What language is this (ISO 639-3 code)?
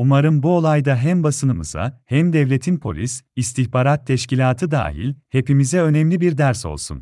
tur